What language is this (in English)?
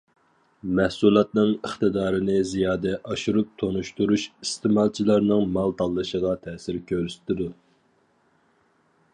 Uyghur